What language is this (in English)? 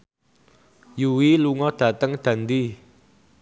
Javanese